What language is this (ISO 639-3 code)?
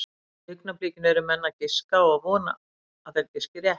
isl